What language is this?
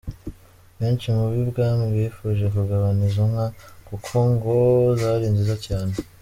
Kinyarwanda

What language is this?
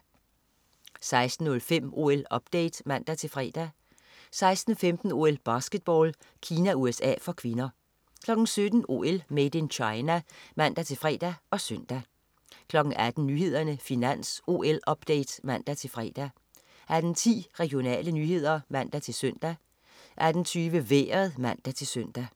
Danish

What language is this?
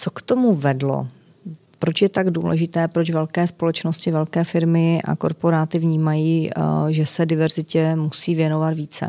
Czech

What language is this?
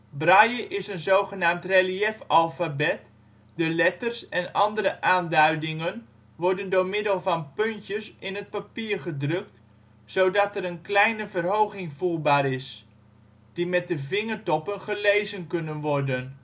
Dutch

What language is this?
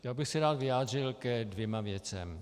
Czech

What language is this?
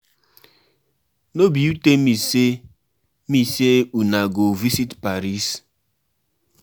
Nigerian Pidgin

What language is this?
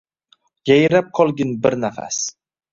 Uzbek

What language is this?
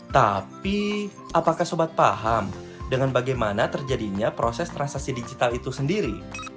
Indonesian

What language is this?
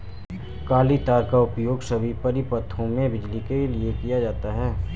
Hindi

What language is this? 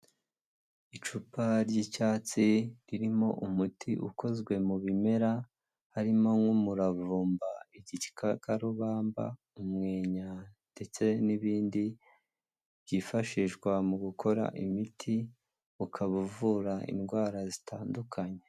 Kinyarwanda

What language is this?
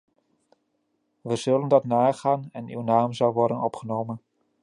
Dutch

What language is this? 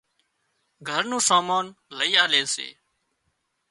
Wadiyara Koli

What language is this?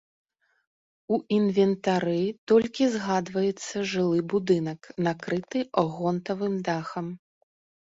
Belarusian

